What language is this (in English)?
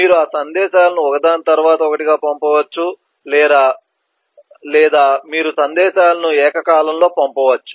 Telugu